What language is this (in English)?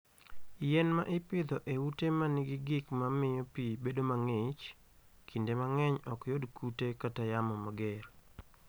Luo (Kenya and Tanzania)